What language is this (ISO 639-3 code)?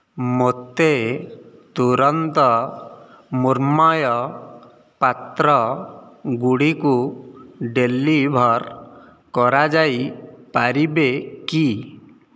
ori